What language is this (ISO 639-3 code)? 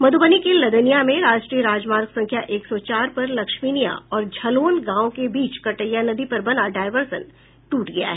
hin